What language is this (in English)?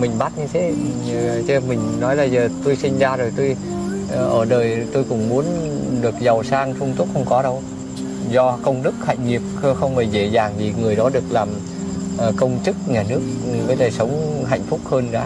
Vietnamese